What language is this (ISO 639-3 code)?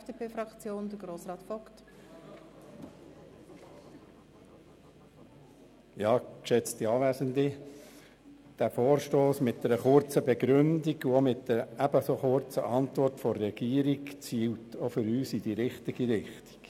gsw